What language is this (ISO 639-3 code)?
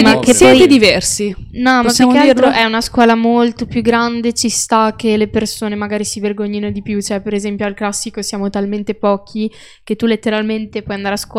ita